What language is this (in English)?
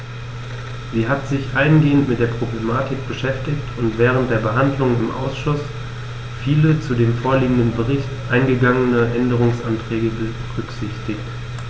German